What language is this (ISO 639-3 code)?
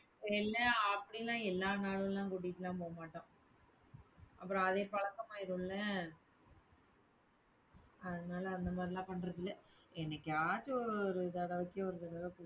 tam